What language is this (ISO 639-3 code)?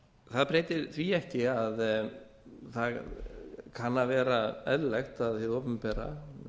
isl